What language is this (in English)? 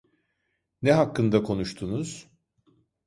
Turkish